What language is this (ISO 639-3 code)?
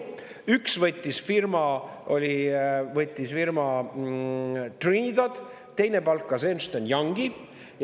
est